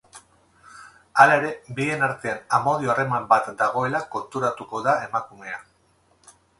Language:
Basque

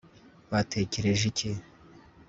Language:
Kinyarwanda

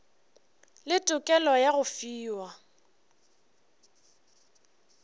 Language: Northern Sotho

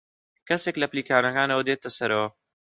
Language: Central Kurdish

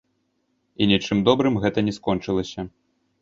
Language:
Belarusian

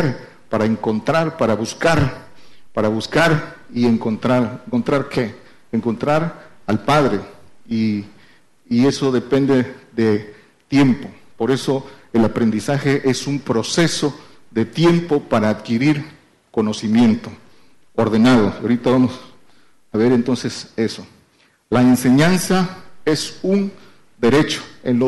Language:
Spanish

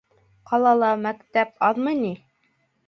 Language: Bashkir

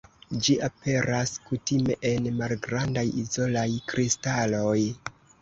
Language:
Esperanto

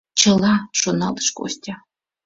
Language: Mari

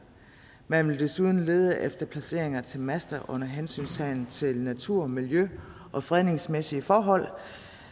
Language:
Danish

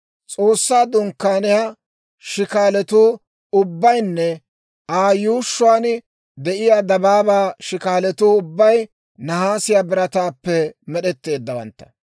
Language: Dawro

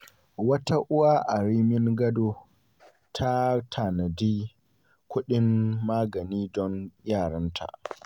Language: Hausa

